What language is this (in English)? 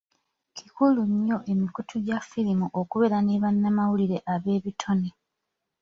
Ganda